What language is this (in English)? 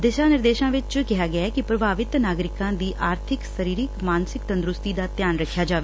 Punjabi